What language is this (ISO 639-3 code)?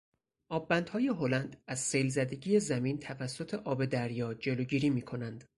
fas